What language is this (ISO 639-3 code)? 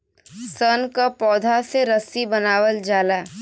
bho